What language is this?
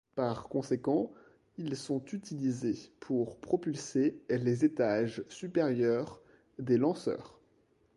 French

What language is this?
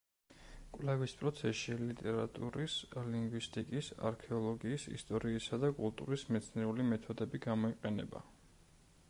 Georgian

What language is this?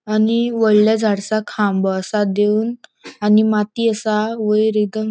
Konkani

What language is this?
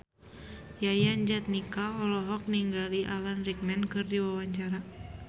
Sundanese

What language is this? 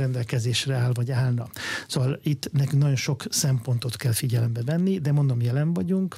Hungarian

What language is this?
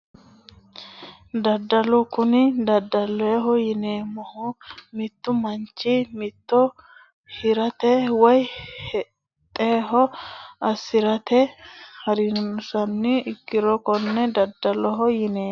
Sidamo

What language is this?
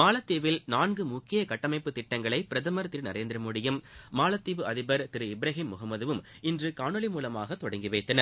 Tamil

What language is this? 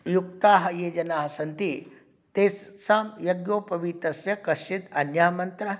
Sanskrit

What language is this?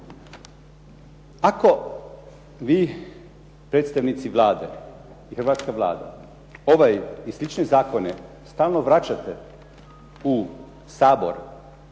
Croatian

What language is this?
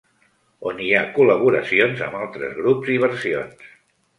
Catalan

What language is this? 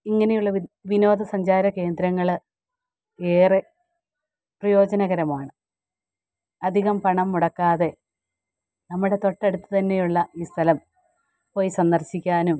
Malayalam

